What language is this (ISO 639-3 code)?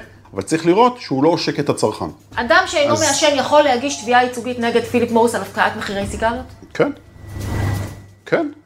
heb